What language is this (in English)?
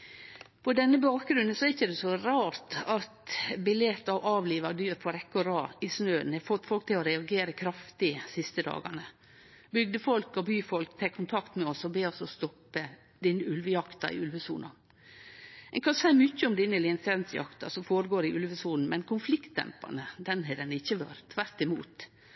Norwegian Nynorsk